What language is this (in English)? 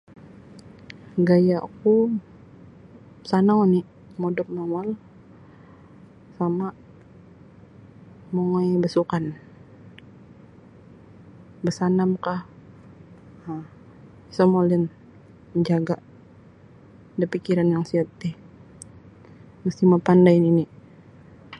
Sabah Bisaya